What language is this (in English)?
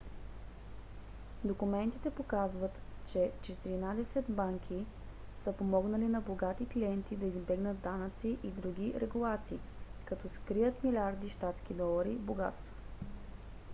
Bulgarian